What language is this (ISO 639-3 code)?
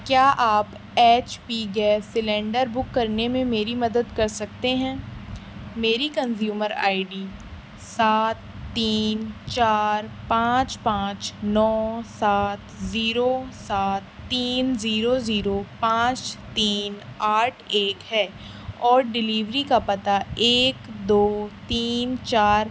urd